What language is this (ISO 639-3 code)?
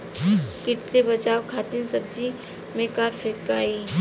bho